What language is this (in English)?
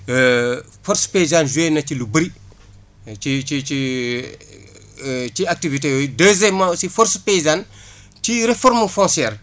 Wolof